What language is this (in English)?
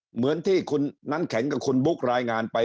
Thai